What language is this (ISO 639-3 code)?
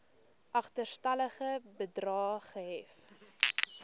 afr